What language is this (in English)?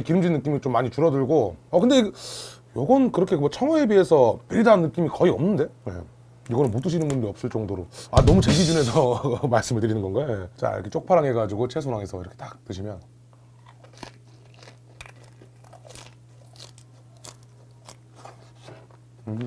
Korean